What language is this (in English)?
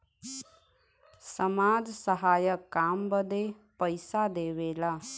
Bhojpuri